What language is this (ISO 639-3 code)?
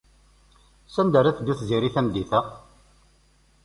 kab